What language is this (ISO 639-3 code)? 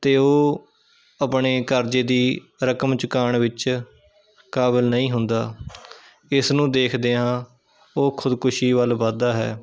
pan